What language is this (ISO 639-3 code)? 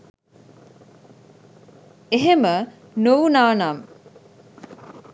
sin